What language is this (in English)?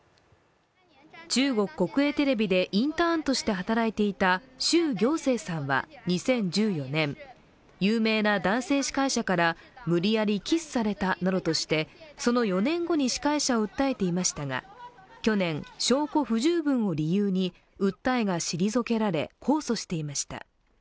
Japanese